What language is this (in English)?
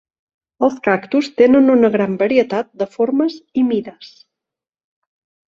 Catalan